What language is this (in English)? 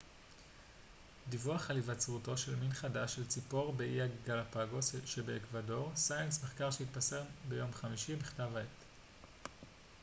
Hebrew